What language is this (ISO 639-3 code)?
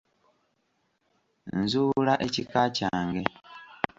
lug